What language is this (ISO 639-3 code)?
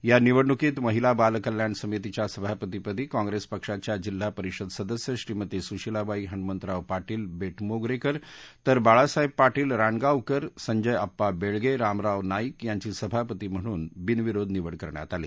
mar